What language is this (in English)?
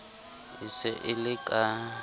Southern Sotho